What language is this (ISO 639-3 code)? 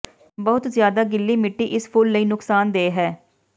pan